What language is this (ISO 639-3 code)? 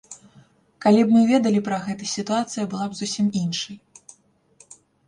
bel